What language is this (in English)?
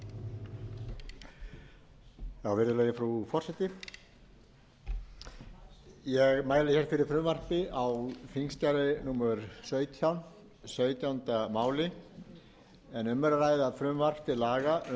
Icelandic